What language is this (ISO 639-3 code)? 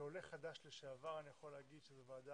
heb